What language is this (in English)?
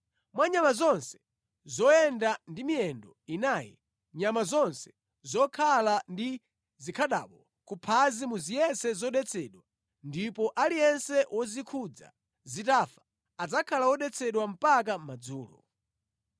Nyanja